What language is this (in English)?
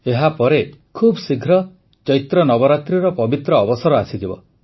Odia